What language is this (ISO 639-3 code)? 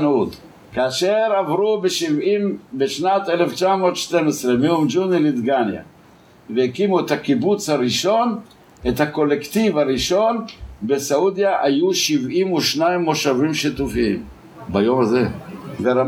heb